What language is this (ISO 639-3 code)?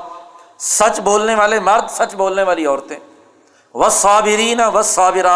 urd